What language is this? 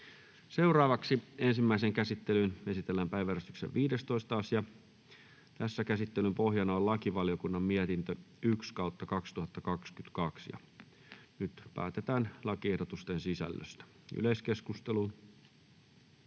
Finnish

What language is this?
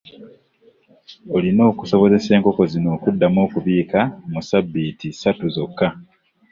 Ganda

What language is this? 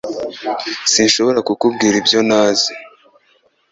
Kinyarwanda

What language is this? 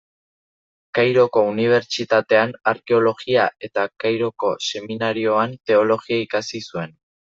Basque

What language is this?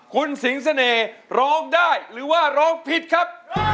Thai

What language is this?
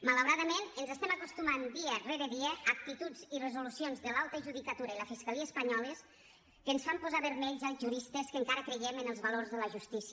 Catalan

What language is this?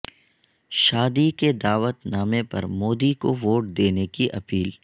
Urdu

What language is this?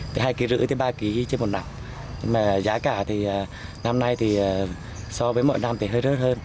Vietnamese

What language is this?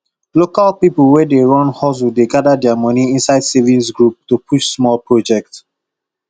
Nigerian Pidgin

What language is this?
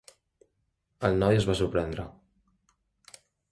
Catalan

